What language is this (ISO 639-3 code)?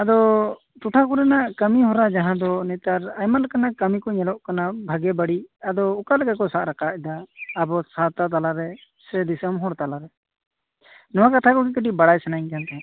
sat